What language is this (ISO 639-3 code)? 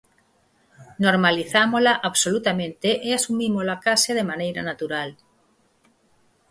glg